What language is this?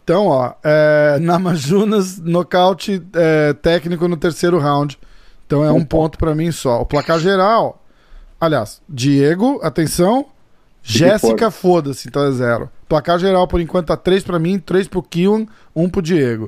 Portuguese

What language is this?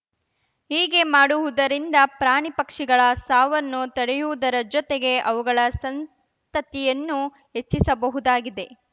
Kannada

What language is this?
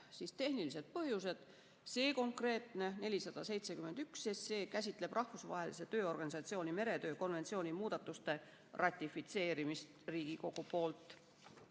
Estonian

